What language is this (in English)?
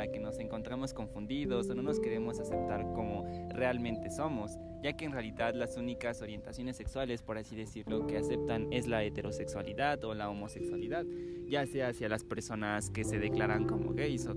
Spanish